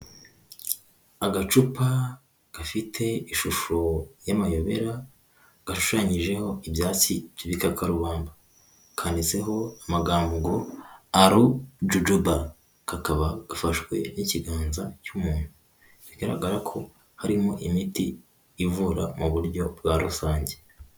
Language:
Kinyarwanda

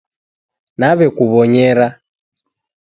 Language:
Taita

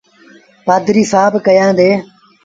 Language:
Sindhi Bhil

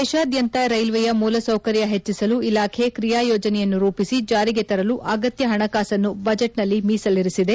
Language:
Kannada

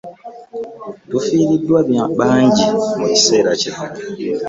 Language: Ganda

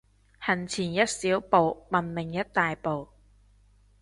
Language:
Cantonese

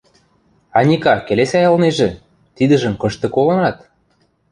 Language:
Western Mari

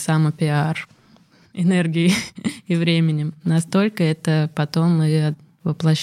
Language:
Russian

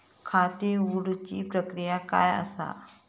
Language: Marathi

